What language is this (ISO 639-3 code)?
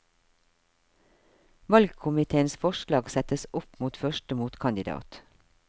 nor